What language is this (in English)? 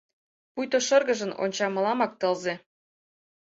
Mari